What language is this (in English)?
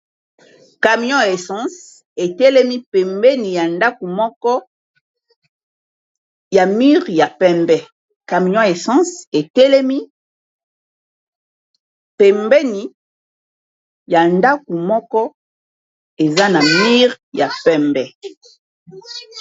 Lingala